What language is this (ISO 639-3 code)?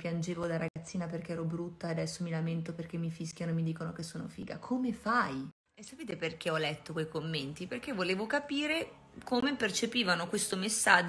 ita